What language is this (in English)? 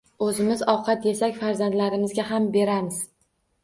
Uzbek